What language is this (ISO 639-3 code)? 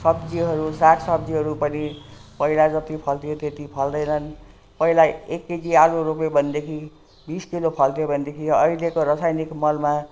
nep